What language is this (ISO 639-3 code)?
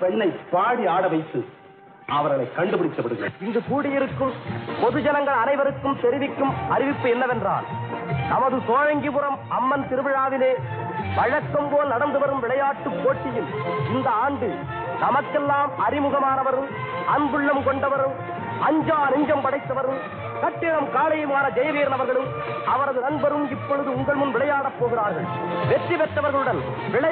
ara